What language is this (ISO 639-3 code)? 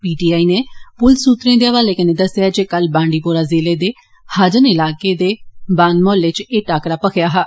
doi